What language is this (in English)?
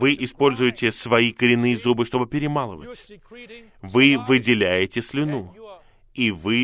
Russian